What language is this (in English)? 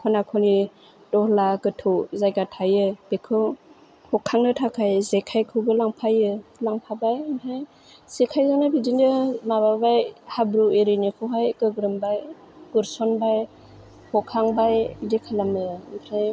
Bodo